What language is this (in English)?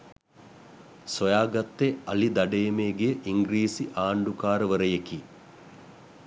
Sinhala